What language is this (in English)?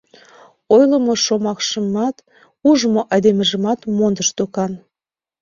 Mari